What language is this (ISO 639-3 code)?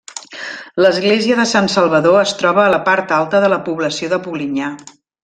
cat